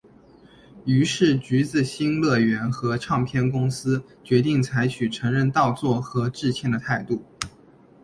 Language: Chinese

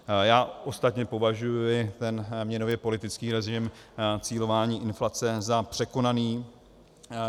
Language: Czech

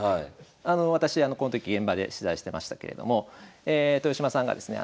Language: Japanese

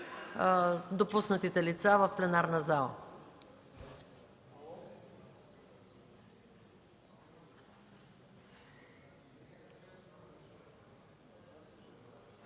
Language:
Bulgarian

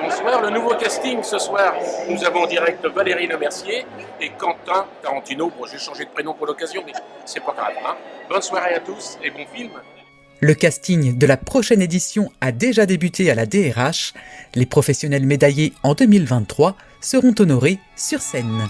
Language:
French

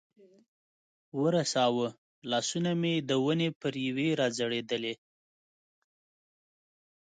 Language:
Pashto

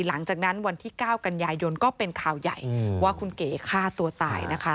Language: Thai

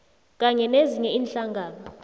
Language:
South Ndebele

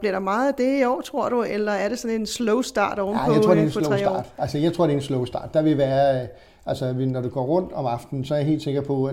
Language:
Danish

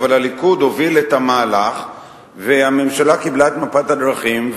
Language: Hebrew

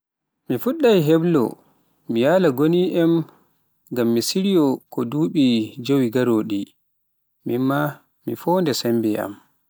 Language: Pular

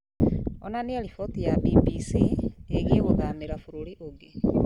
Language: Kikuyu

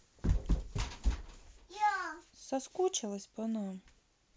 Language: Russian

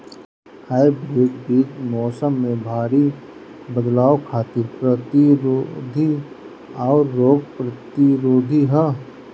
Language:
Bhojpuri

